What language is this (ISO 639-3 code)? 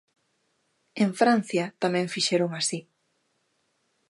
glg